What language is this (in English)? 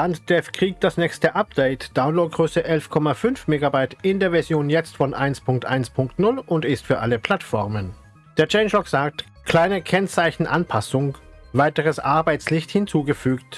German